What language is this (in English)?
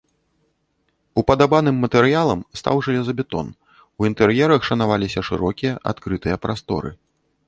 Belarusian